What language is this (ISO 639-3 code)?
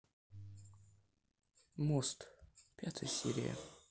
rus